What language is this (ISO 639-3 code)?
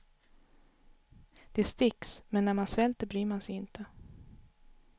swe